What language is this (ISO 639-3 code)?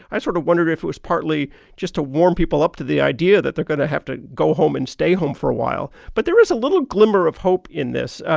eng